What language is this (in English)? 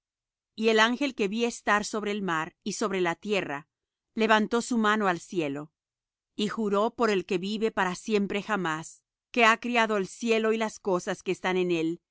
Spanish